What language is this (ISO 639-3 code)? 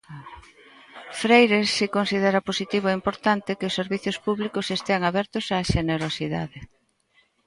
glg